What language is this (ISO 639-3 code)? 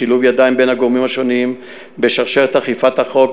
heb